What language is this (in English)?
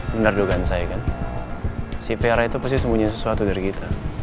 Indonesian